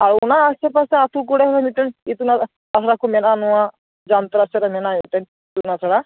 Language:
Santali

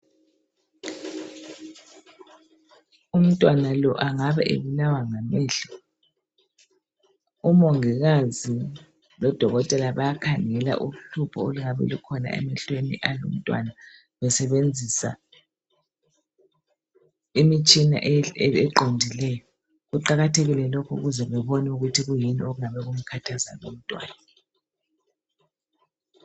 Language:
North Ndebele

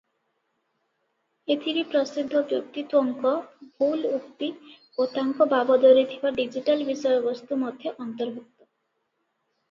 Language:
Odia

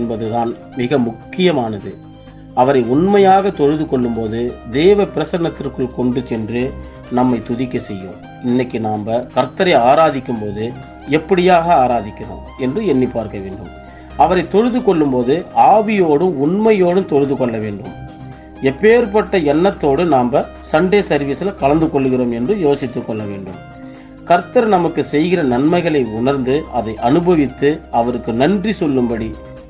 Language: Tamil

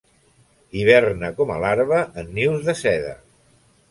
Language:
Catalan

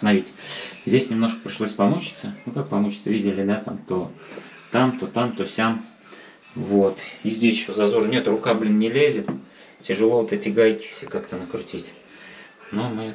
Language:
Russian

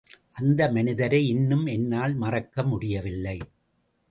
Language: Tamil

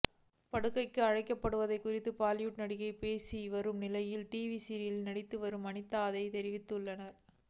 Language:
Tamil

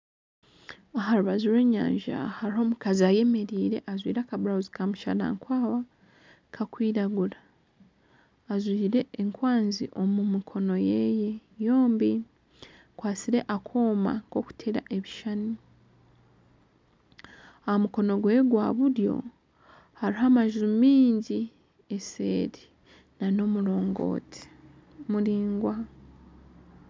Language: Nyankole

